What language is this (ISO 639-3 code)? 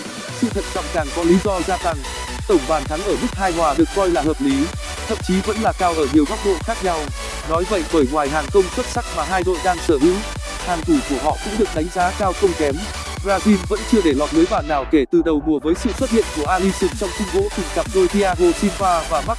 vie